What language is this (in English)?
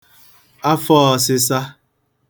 Igbo